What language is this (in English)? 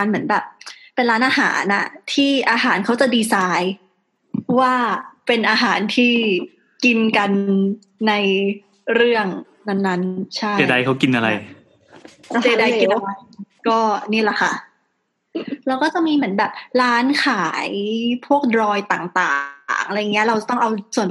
Thai